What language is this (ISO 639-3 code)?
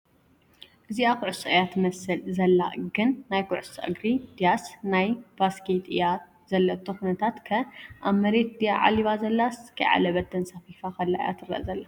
tir